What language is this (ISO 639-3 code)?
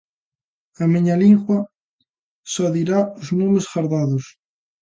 glg